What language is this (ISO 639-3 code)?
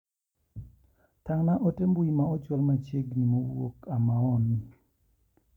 luo